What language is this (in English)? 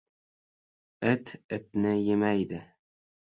Uzbek